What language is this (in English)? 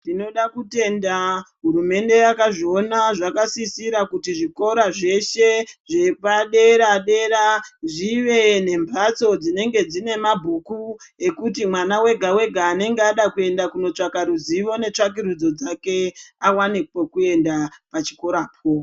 Ndau